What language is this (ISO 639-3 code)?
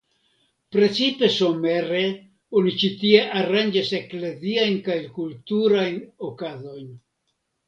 epo